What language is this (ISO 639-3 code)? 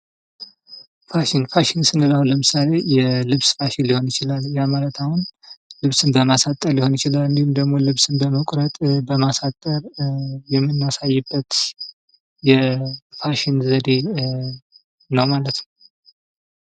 amh